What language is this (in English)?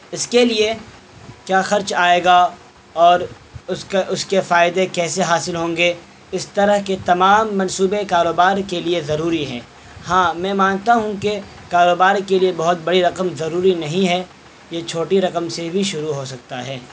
Urdu